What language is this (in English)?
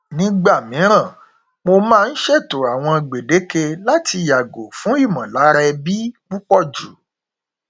Yoruba